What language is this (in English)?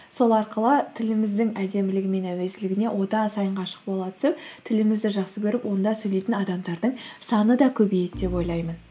Kazakh